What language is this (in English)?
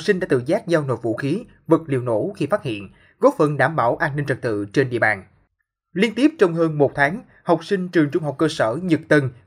Vietnamese